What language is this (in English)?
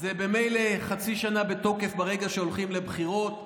Hebrew